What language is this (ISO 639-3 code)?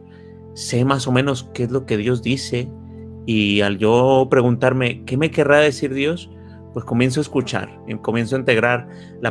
spa